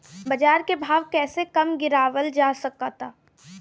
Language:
Bhojpuri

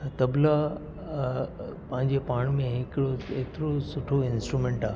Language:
Sindhi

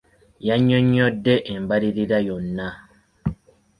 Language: Ganda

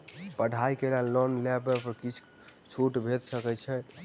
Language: Maithili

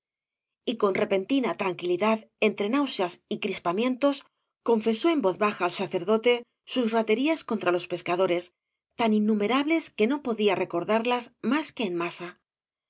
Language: Spanish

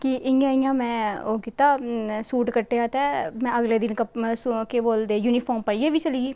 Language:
Dogri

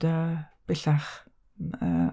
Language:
Welsh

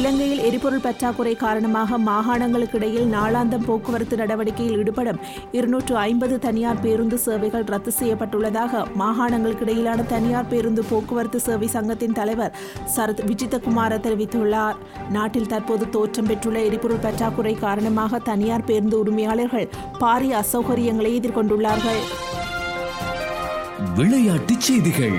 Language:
Tamil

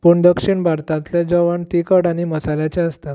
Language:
Konkani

